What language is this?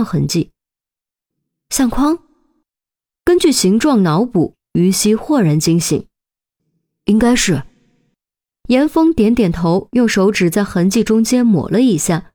Chinese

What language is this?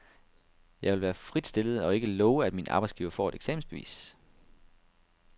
Danish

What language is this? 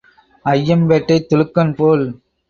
Tamil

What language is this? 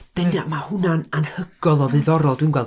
Welsh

